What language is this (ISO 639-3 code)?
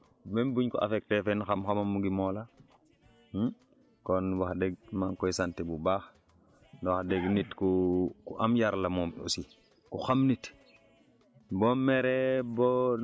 wol